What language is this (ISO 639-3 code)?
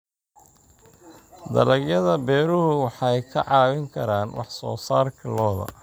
som